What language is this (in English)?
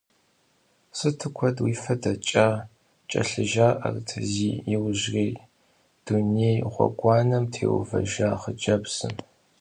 Kabardian